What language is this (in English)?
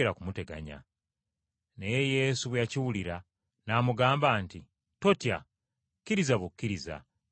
Ganda